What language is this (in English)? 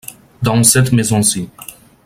French